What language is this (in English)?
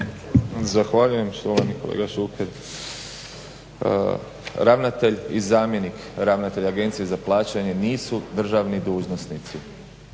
Croatian